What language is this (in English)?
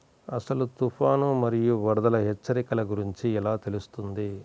Telugu